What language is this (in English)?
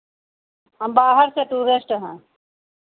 Hindi